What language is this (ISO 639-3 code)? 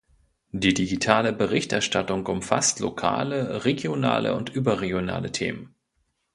deu